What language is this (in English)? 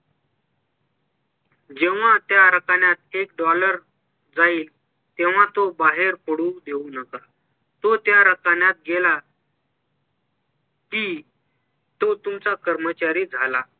Marathi